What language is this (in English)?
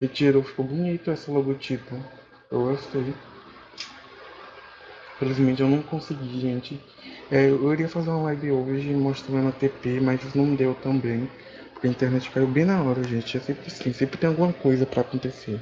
Portuguese